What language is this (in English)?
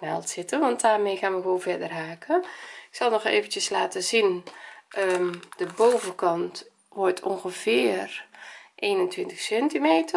Dutch